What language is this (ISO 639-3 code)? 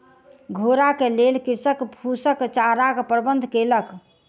mai